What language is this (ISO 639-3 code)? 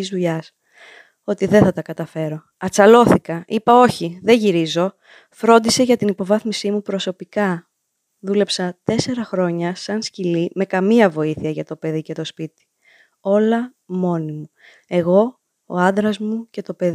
ell